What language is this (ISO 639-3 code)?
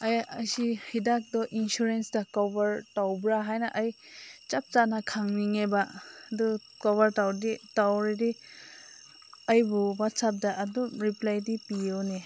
mni